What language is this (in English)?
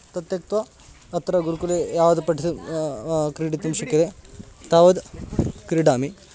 Sanskrit